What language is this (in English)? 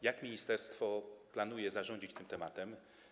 Polish